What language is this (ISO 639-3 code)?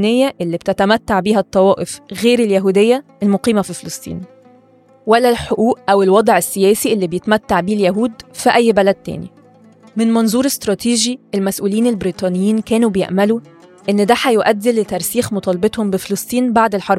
ara